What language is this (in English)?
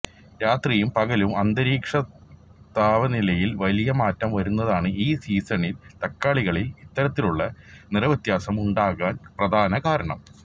Malayalam